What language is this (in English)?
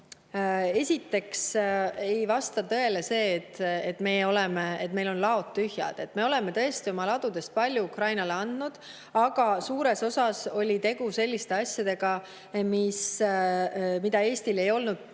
Estonian